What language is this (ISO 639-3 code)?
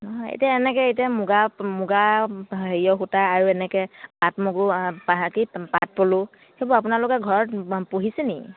asm